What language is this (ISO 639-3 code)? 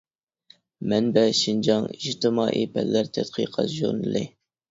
uig